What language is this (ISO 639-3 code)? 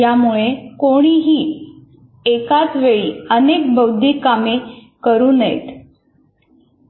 mar